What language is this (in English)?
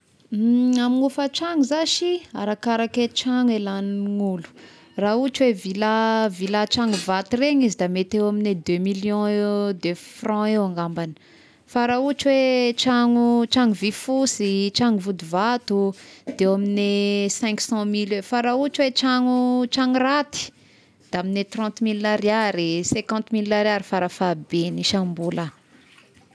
Tesaka Malagasy